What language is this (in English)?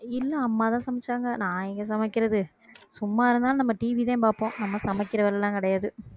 Tamil